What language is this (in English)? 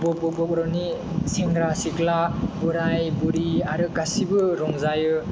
Bodo